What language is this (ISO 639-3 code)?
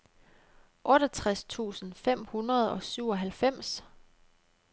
dan